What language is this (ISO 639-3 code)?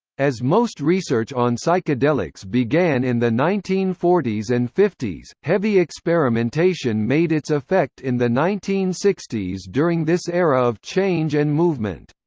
eng